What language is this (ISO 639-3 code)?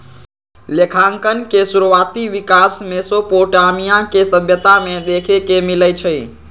mag